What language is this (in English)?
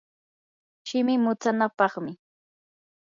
Yanahuanca Pasco Quechua